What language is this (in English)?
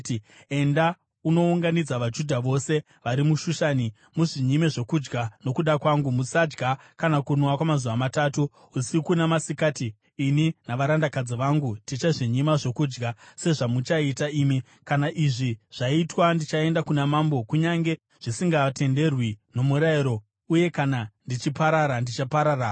Shona